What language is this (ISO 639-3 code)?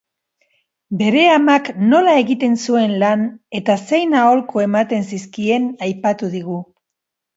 eus